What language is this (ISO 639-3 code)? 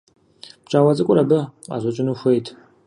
kbd